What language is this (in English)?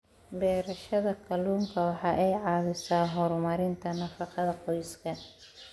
Somali